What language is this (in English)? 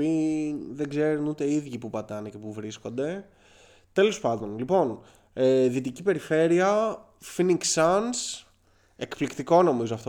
Greek